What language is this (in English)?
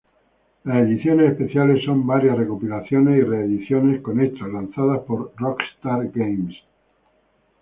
Spanish